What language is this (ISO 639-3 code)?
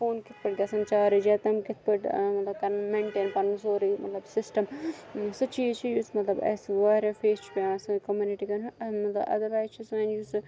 kas